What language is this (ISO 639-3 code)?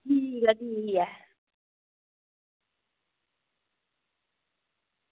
doi